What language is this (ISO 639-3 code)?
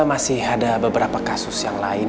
ind